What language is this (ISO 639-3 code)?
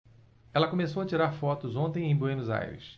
por